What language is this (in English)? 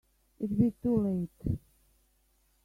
English